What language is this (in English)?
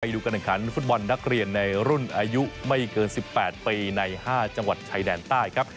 Thai